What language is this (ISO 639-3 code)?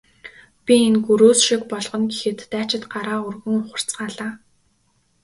mon